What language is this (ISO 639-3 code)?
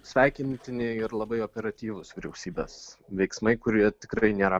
lit